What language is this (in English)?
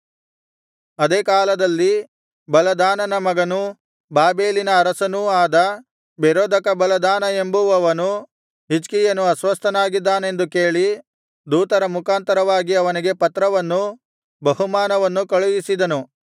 Kannada